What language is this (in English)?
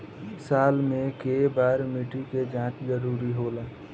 Bhojpuri